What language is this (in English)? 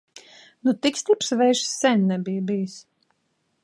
Latvian